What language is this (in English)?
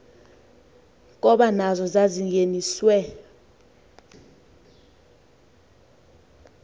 Xhosa